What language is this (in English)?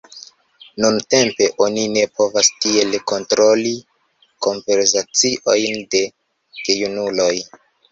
Esperanto